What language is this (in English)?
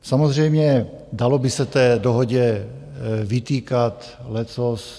Czech